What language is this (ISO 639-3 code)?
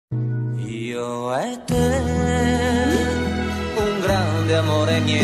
ron